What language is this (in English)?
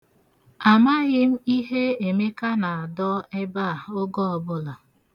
Igbo